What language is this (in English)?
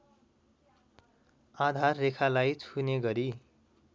Nepali